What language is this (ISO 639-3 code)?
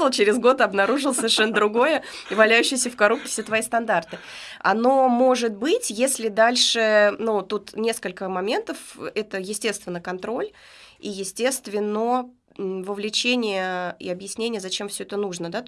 rus